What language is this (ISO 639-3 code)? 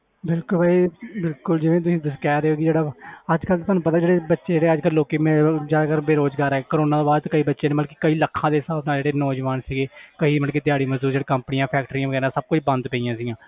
pan